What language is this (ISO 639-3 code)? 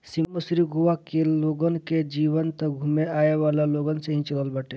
bho